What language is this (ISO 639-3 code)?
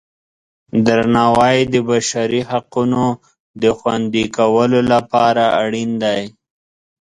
pus